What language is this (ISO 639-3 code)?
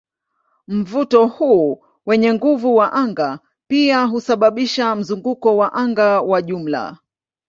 swa